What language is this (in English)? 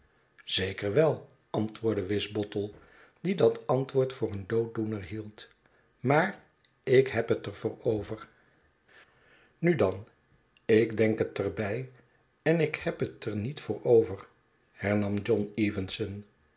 Dutch